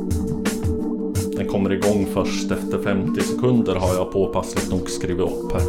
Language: Swedish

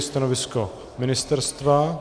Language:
Czech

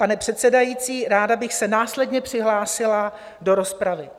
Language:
Czech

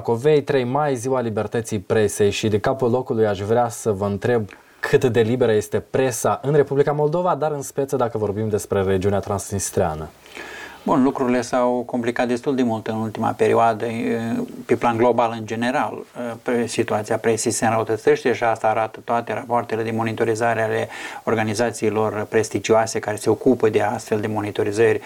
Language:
Romanian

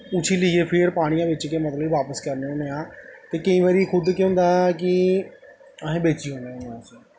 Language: Dogri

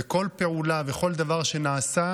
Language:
Hebrew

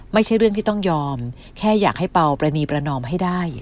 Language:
Thai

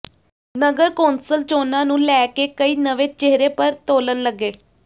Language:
Punjabi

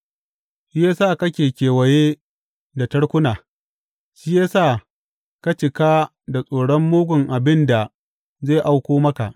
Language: Hausa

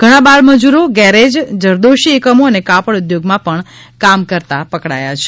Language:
Gujarati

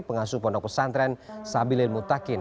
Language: Indonesian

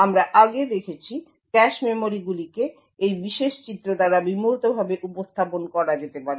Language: Bangla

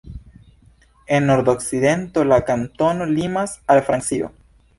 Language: Esperanto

